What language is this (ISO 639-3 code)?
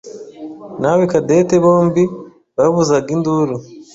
kin